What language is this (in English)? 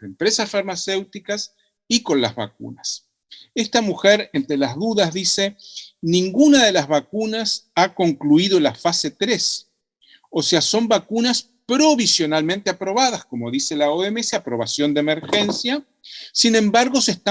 Spanish